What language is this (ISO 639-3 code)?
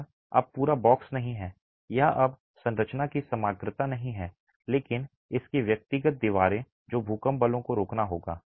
hin